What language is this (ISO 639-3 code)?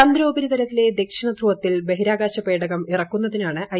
mal